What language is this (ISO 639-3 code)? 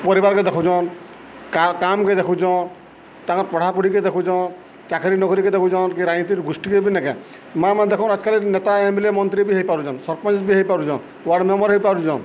ori